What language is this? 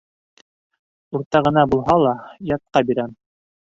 Bashkir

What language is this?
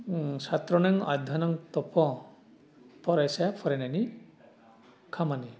Bodo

